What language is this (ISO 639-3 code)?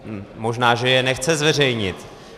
ces